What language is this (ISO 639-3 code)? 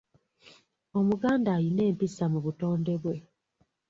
lug